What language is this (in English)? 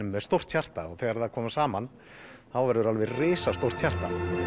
Icelandic